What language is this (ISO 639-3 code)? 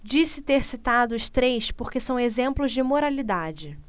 por